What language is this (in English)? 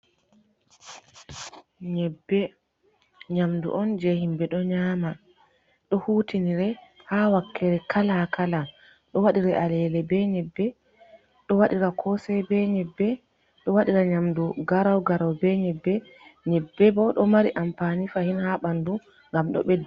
Fula